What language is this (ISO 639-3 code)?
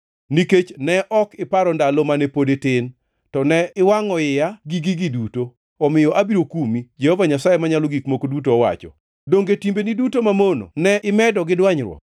luo